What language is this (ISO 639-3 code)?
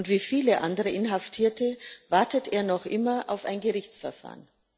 deu